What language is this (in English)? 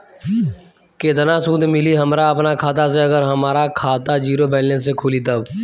Bhojpuri